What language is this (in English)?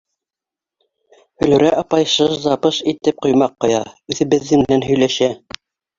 Bashkir